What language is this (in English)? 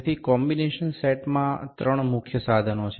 Gujarati